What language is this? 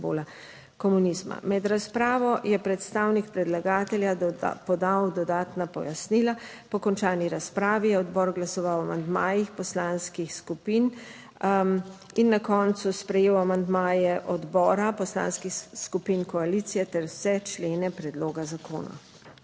Slovenian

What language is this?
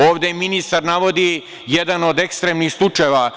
Serbian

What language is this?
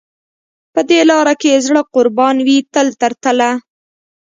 Pashto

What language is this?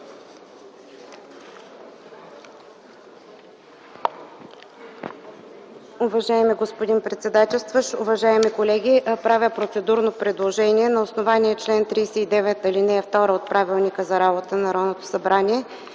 Bulgarian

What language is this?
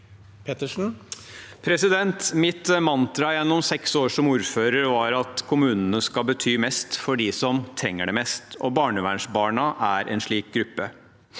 Norwegian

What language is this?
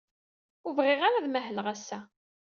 Kabyle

